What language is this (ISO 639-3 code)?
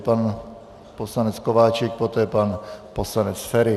ces